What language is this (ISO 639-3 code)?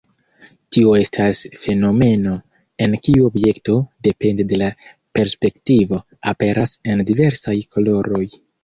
epo